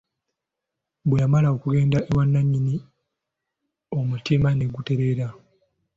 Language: Ganda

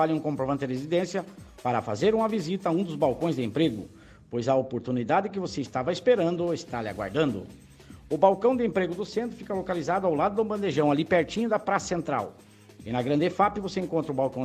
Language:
Portuguese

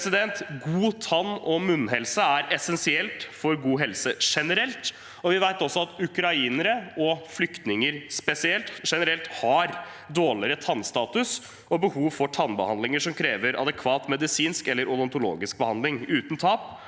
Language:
Norwegian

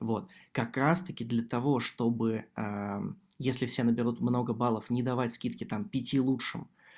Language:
Russian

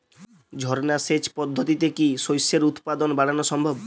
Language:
Bangla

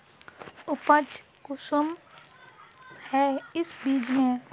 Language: Magahi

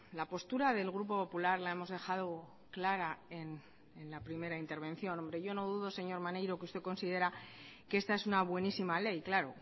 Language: Spanish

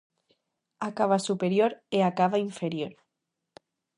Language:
Galician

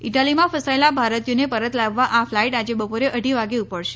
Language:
Gujarati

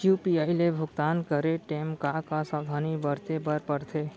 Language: Chhattisgarhi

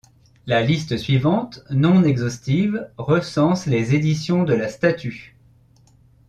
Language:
French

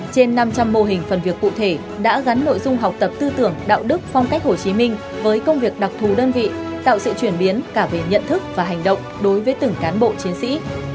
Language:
Vietnamese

